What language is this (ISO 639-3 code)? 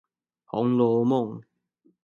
zho